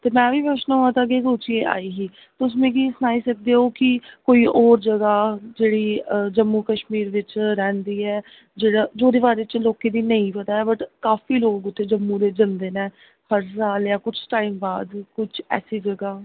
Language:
Dogri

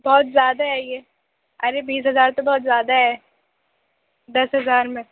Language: Urdu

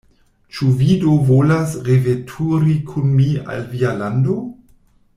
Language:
Esperanto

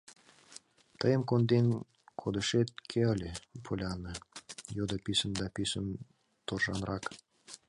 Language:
Mari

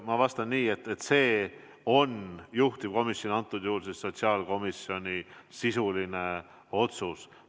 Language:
Estonian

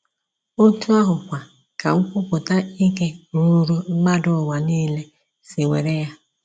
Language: Igbo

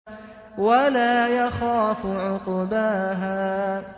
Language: Arabic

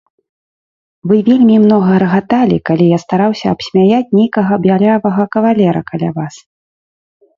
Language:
Belarusian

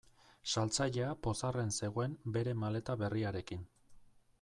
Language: Basque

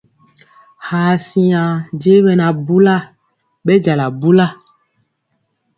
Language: Mpiemo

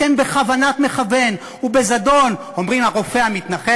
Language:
Hebrew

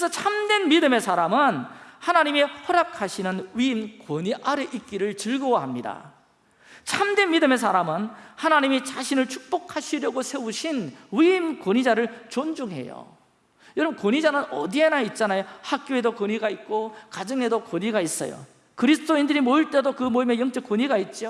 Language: Korean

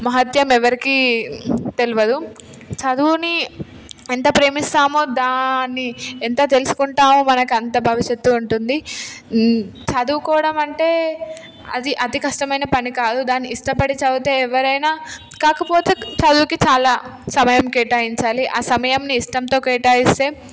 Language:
Telugu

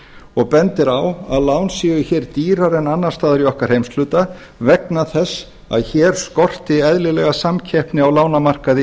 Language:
Icelandic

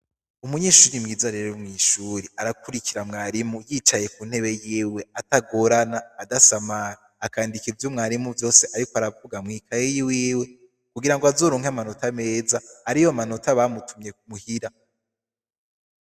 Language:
Rundi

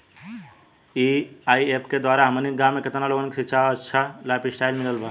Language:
Bhojpuri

